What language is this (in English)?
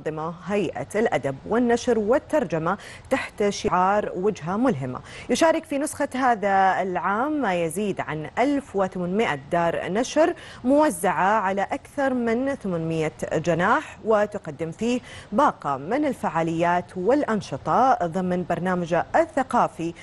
Arabic